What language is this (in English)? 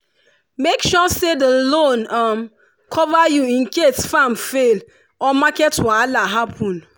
Nigerian Pidgin